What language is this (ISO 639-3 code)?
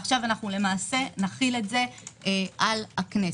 heb